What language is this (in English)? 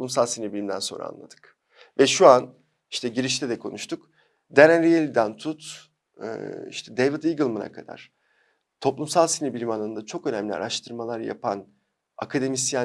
Turkish